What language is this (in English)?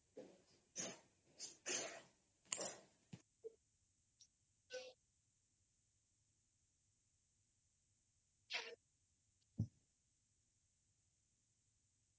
Odia